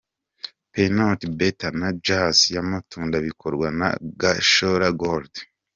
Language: Kinyarwanda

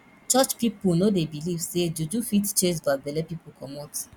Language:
Nigerian Pidgin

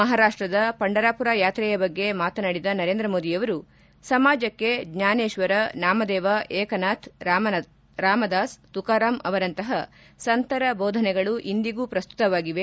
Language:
Kannada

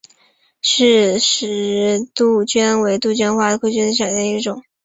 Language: Chinese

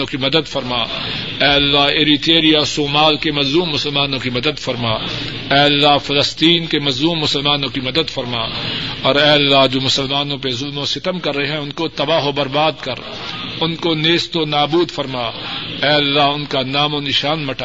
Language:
Urdu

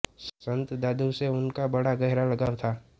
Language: Hindi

